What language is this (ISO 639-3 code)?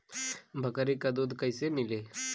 bho